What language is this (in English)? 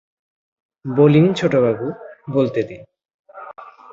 Bangla